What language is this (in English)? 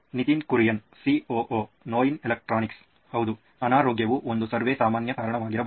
Kannada